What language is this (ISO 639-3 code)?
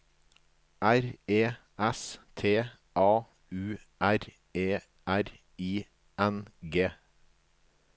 nor